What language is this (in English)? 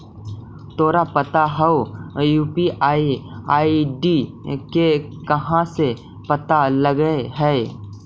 Magahi